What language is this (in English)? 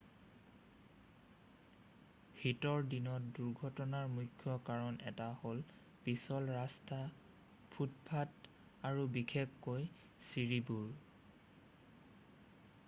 Assamese